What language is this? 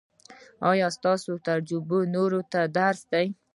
Pashto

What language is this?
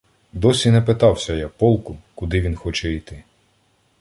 Ukrainian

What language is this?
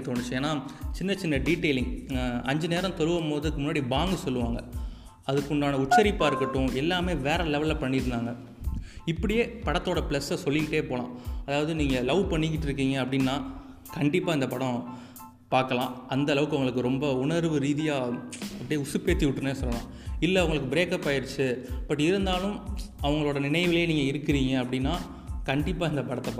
Tamil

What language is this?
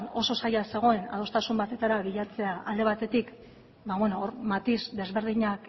Basque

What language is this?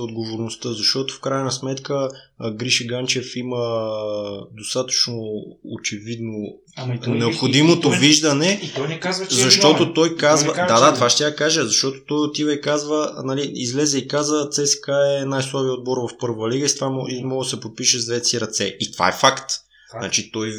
Bulgarian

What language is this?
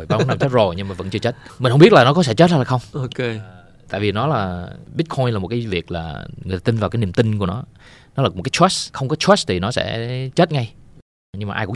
Vietnamese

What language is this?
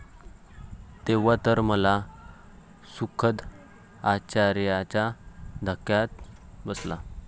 Marathi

